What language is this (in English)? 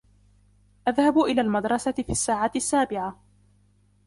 Arabic